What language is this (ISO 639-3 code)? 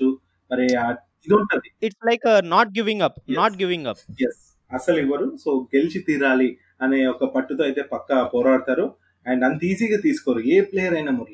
tel